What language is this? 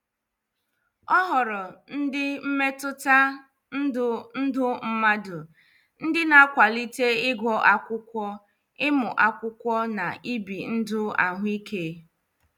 Igbo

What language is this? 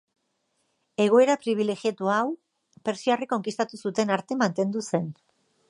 Basque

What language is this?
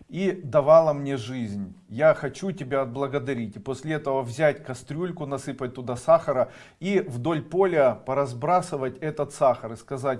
Russian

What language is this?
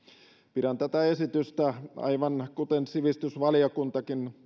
Finnish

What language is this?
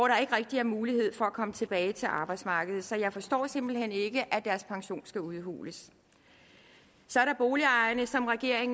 Danish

